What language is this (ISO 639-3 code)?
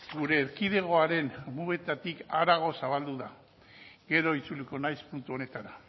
eus